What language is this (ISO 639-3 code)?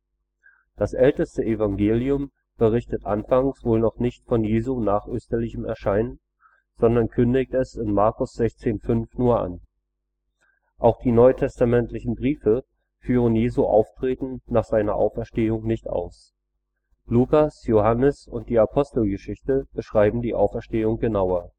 deu